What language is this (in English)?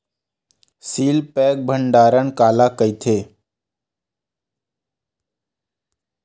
Chhattisgarhi